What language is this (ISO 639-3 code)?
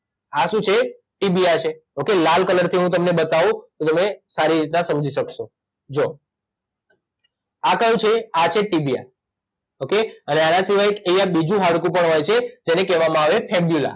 guj